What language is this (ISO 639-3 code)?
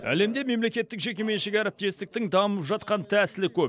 kaz